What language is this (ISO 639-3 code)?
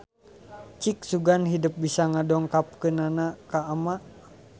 sun